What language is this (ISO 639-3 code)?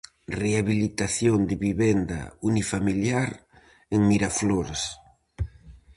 glg